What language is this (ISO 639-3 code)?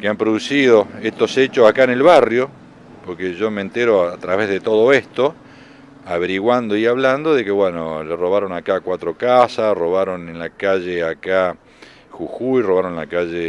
spa